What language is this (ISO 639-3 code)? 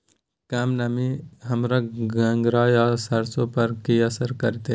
mai